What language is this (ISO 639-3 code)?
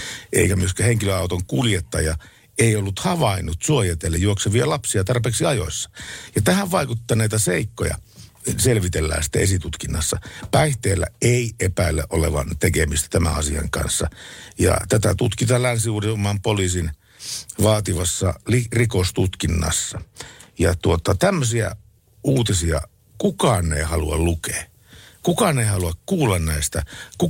fin